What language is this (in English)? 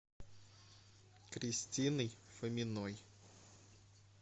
Russian